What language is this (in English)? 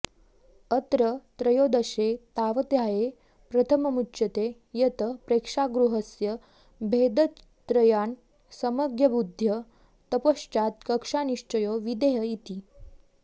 Sanskrit